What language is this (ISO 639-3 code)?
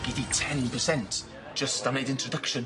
cym